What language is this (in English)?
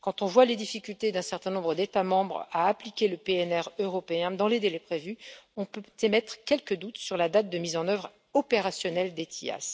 French